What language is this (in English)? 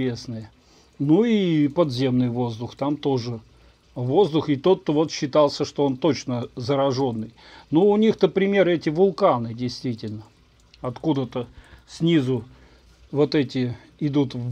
Russian